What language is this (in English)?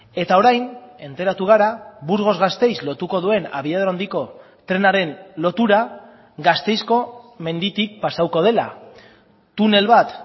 Basque